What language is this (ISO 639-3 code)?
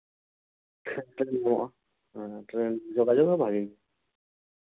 sat